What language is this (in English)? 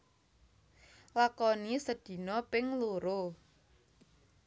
Javanese